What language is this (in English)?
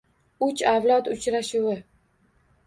Uzbek